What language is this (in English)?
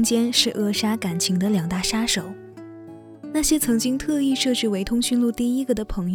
Chinese